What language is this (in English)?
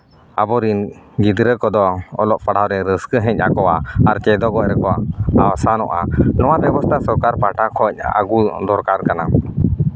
Santali